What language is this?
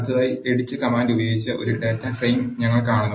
Malayalam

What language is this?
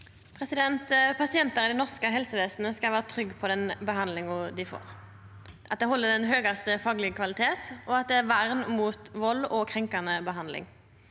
Norwegian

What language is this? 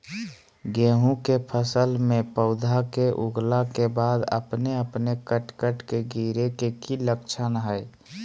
Magahi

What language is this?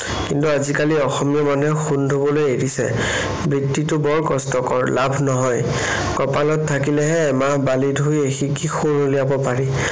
Assamese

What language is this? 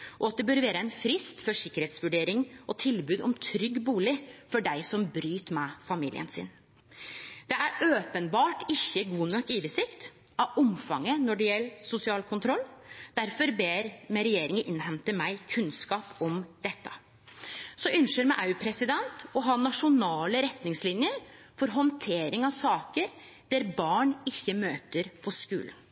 Norwegian Nynorsk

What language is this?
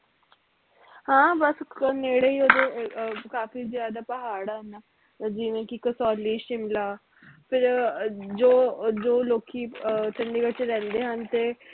Punjabi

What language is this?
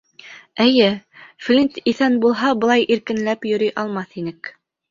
Bashkir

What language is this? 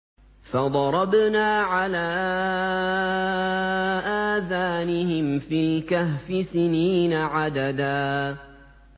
Arabic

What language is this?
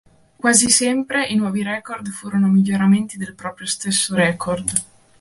Italian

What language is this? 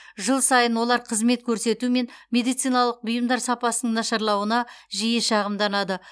Kazakh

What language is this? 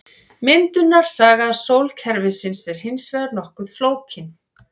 Icelandic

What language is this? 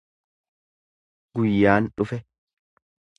Oromo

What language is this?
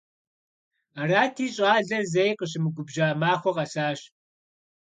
Kabardian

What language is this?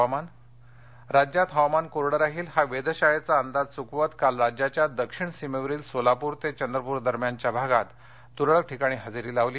Marathi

